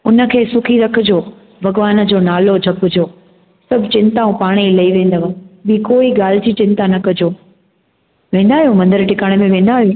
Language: Sindhi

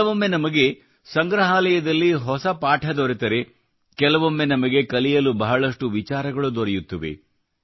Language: Kannada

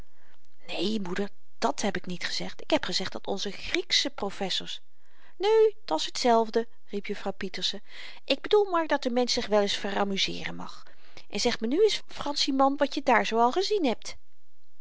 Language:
Dutch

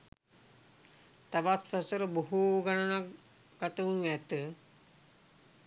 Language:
Sinhala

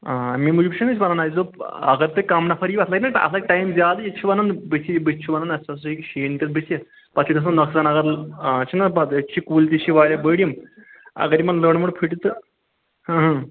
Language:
Kashmiri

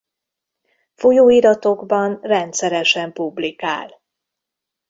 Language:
Hungarian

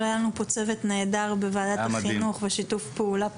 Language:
Hebrew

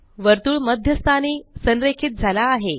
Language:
Marathi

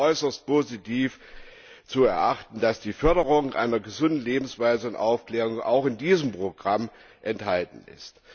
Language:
German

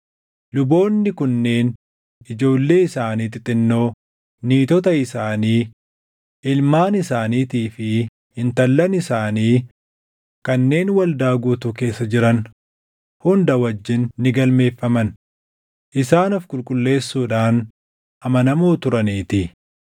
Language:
Oromo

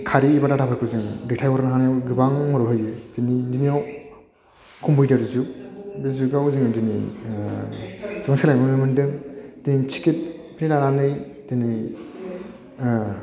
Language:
Bodo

